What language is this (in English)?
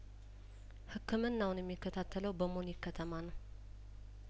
Amharic